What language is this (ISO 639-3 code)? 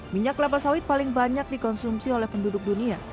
ind